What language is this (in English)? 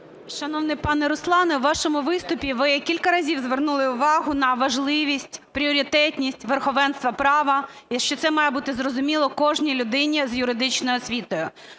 Ukrainian